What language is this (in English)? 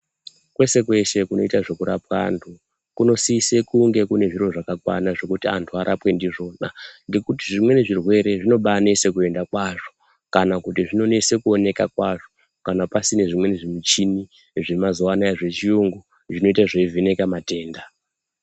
Ndau